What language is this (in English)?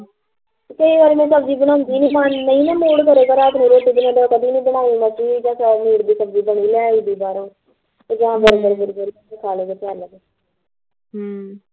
Punjabi